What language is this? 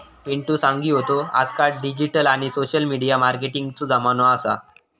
Marathi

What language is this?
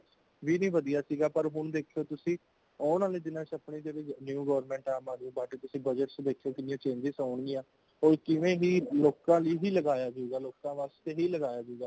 Punjabi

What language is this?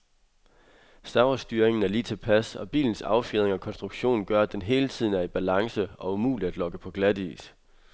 Danish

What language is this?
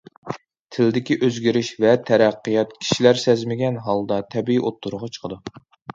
Uyghur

